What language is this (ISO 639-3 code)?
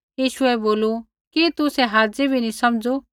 kfx